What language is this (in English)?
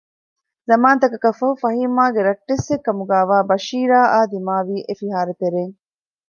Divehi